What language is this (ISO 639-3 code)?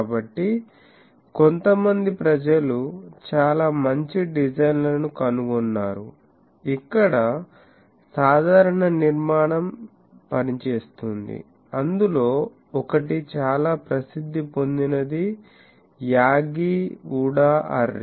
tel